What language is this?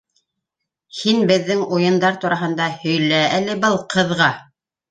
Bashkir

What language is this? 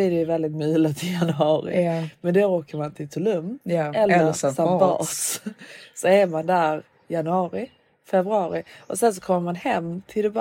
Swedish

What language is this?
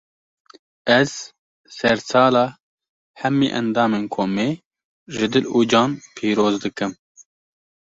Kurdish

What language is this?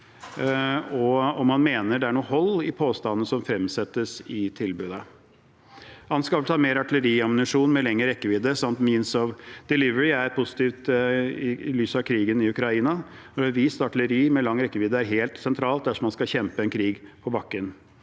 Norwegian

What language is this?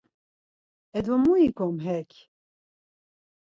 Laz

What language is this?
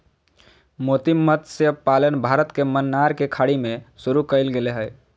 Magahi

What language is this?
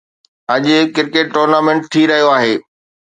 Sindhi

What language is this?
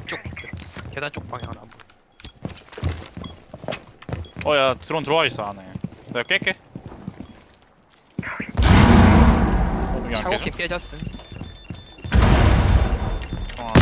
Korean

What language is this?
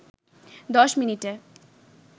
Bangla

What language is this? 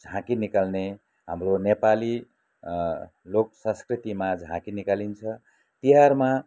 Nepali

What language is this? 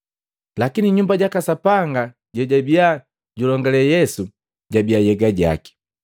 Matengo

